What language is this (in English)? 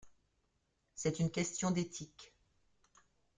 French